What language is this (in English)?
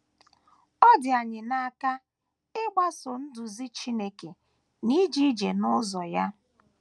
Igbo